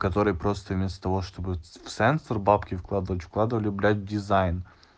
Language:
Russian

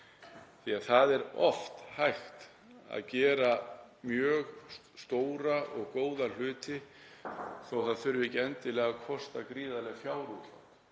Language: Icelandic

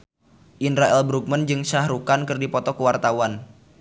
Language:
Sundanese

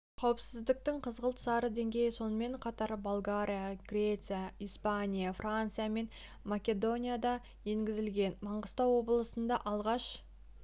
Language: Kazakh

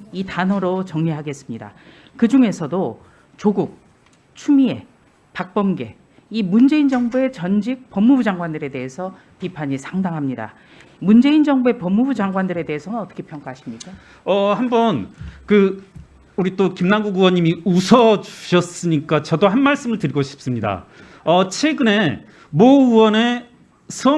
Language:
Korean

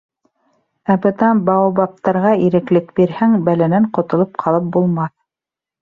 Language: Bashkir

